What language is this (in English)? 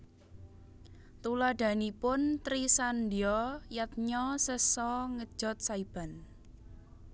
Javanese